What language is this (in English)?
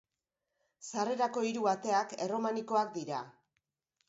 Basque